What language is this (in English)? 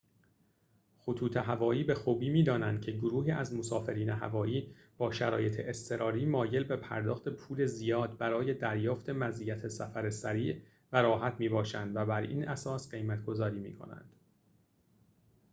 Persian